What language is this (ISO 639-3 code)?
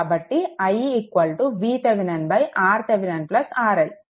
tel